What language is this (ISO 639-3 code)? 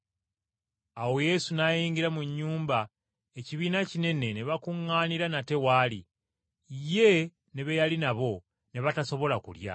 lug